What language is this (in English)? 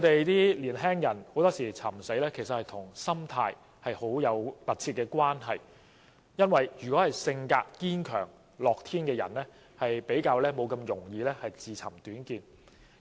Cantonese